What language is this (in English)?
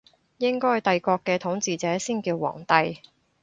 Cantonese